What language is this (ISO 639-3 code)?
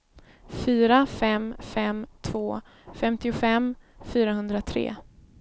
swe